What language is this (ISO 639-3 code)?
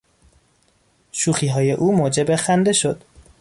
fas